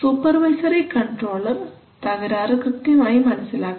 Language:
Malayalam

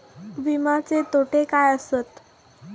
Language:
Marathi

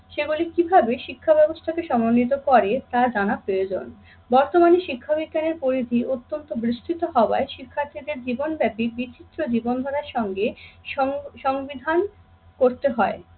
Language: Bangla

